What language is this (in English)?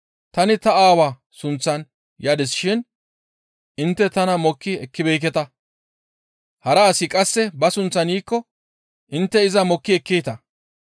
Gamo